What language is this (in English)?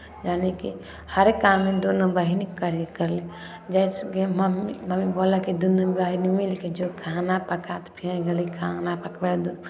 Maithili